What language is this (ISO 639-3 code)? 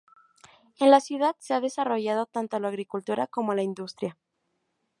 spa